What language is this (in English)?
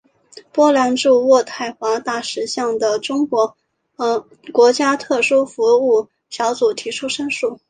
Chinese